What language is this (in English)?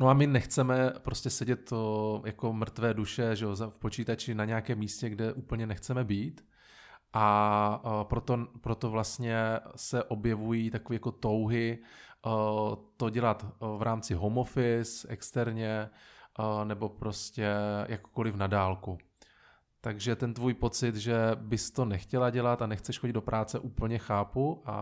Czech